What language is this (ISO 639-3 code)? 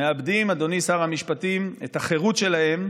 heb